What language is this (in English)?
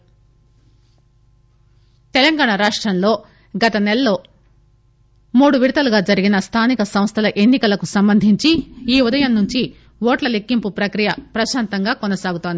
Telugu